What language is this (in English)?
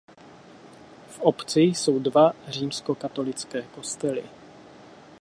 Czech